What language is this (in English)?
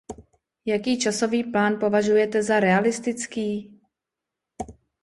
Czech